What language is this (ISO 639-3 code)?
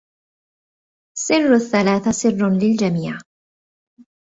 ara